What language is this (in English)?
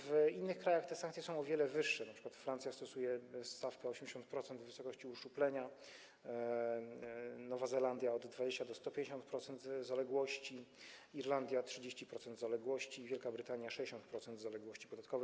Polish